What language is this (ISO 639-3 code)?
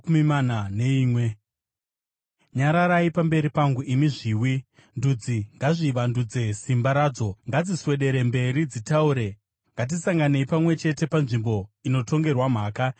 sna